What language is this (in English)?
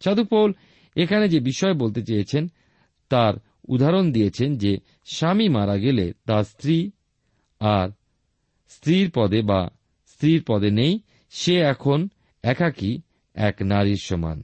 Bangla